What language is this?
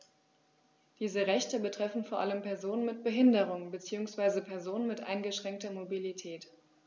German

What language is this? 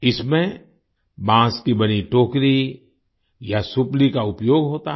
Hindi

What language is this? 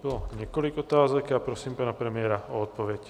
Czech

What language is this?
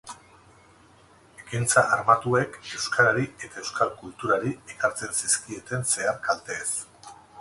Basque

